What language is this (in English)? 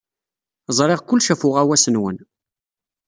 Kabyle